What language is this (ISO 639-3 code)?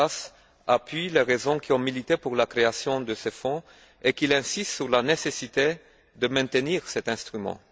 fra